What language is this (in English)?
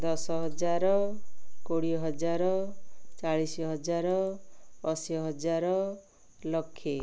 Odia